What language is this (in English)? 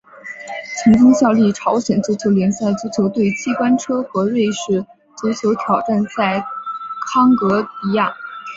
Chinese